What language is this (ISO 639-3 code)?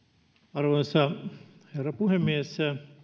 fin